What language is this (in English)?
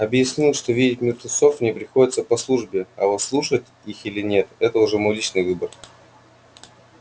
Russian